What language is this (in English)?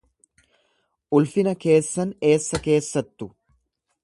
Oromo